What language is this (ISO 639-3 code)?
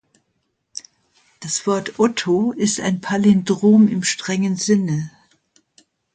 deu